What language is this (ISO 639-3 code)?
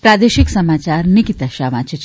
guj